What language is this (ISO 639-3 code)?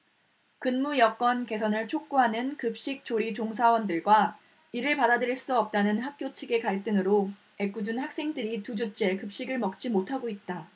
kor